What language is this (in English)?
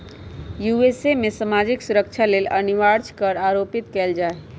Magahi